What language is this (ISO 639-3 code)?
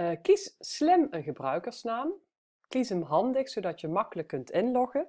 nld